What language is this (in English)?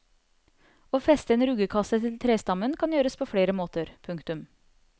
Norwegian